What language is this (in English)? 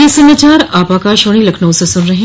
Hindi